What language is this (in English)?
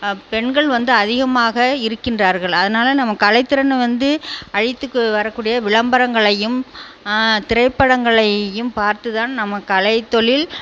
Tamil